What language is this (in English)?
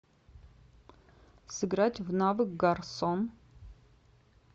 Russian